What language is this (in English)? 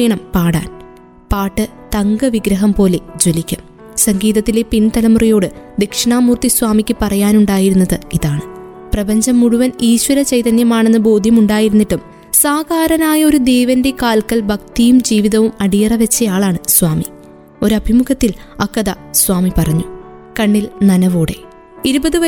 Malayalam